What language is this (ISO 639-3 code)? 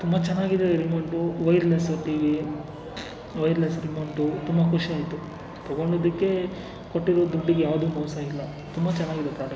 kan